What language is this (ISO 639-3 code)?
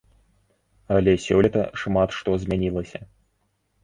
bel